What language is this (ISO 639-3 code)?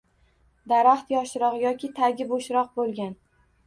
uzb